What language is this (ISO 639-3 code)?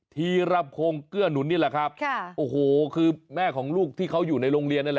tha